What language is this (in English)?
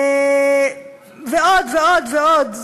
Hebrew